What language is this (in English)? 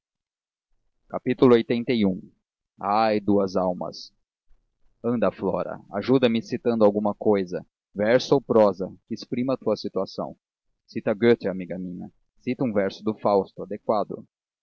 Portuguese